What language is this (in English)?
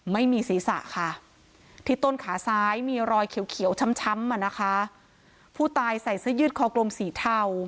Thai